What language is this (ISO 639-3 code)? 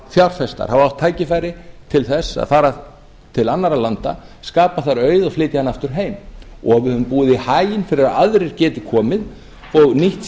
isl